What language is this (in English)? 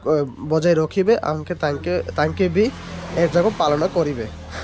Odia